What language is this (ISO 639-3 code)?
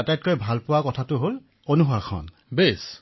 asm